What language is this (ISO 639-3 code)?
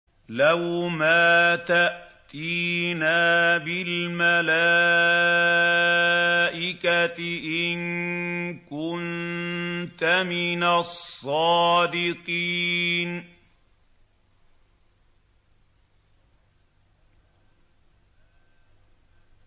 ara